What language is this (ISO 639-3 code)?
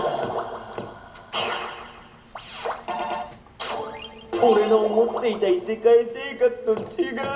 jpn